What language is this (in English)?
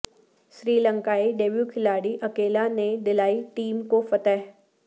Urdu